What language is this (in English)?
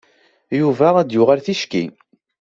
Kabyle